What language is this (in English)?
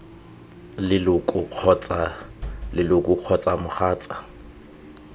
Tswana